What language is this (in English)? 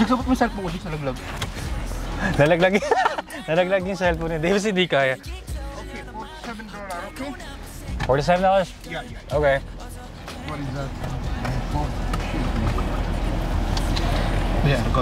Filipino